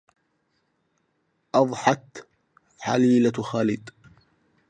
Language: Arabic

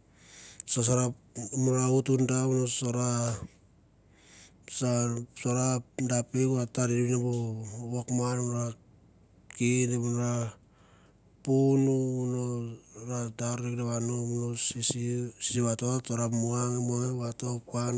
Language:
Mandara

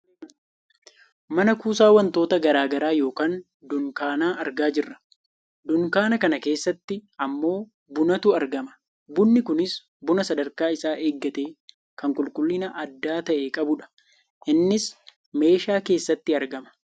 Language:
Oromo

